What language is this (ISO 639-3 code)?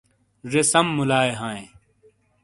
scl